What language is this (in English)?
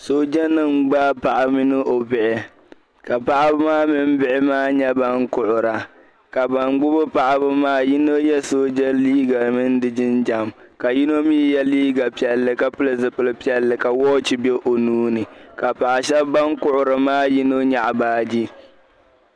Dagbani